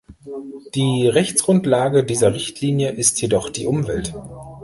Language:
German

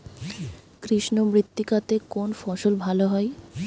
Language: Bangla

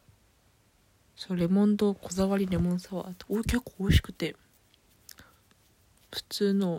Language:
Japanese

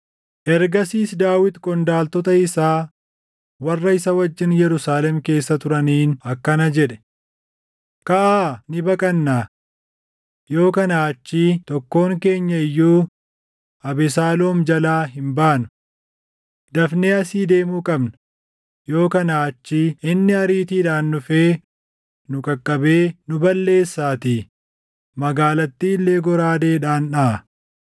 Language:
Oromo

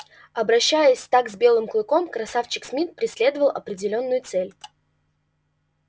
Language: Russian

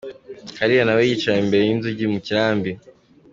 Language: Kinyarwanda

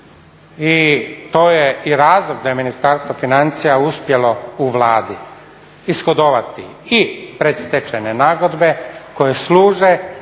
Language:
Croatian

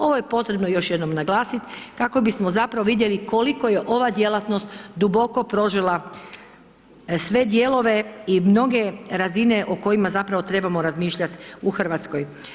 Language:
Croatian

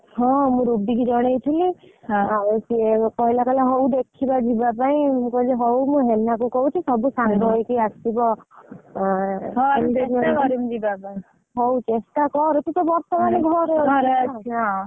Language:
Odia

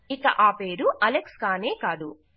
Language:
Telugu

